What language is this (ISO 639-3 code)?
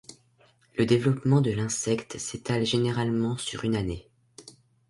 fra